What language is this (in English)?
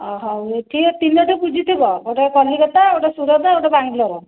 Odia